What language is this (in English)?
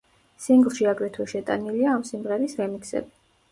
Georgian